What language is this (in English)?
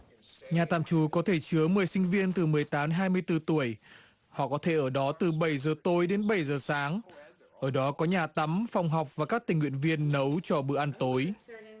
Vietnamese